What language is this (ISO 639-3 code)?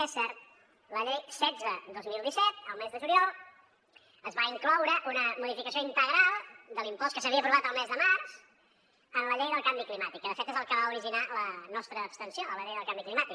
cat